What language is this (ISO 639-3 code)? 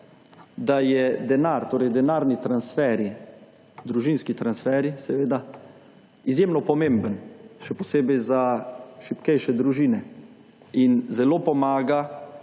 slv